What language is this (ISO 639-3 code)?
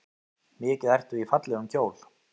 isl